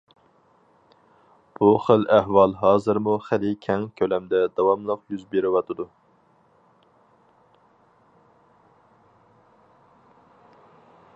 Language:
Uyghur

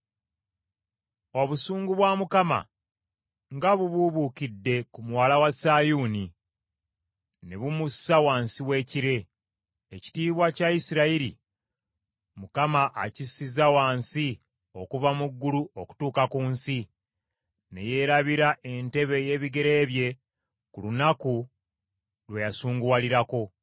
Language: Ganda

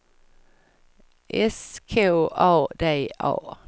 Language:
Swedish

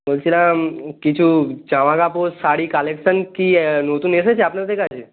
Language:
Bangla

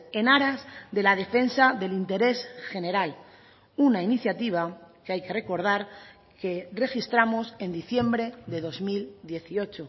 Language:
Spanish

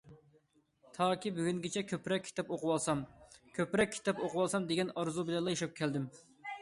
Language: Uyghur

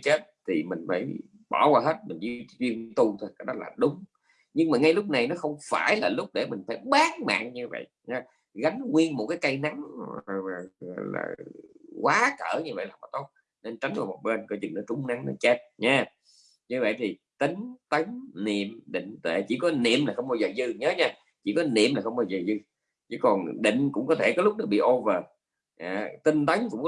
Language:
Vietnamese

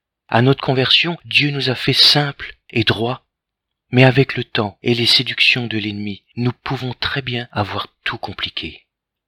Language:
French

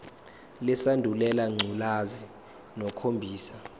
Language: Zulu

